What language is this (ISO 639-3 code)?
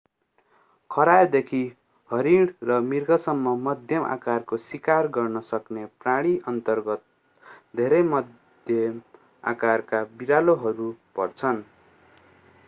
nep